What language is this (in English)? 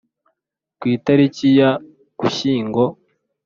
Kinyarwanda